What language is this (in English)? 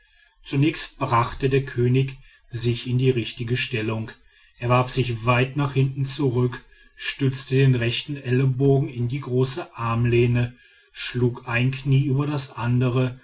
German